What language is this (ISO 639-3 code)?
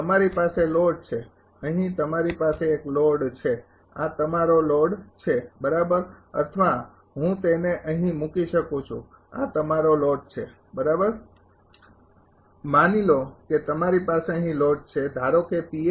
guj